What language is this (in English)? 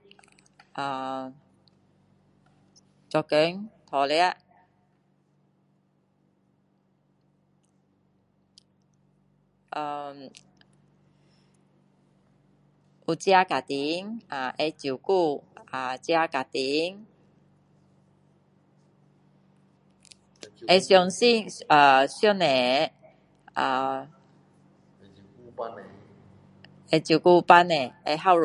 Min Dong Chinese